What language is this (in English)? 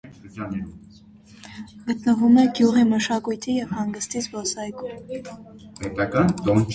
Armenian